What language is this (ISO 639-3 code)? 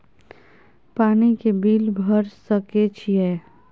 mai